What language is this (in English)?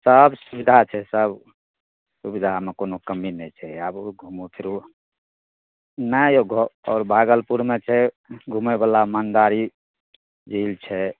Maithili